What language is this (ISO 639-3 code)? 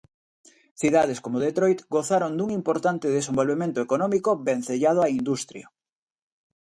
glg